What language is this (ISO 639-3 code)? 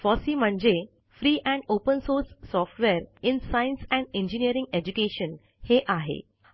mar